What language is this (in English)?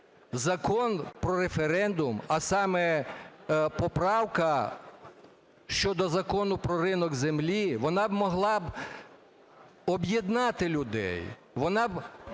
Ukrainian